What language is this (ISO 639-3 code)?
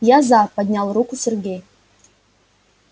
rus